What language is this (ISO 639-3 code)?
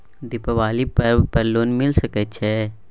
mai